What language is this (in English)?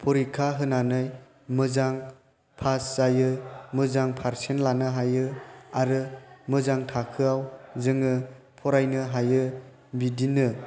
Bodo